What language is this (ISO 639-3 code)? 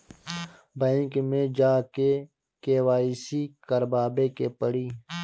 bho